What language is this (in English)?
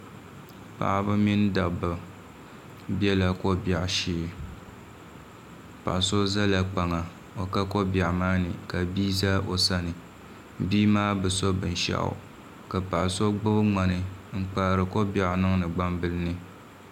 Dagbani